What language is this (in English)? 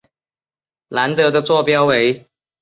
Chinese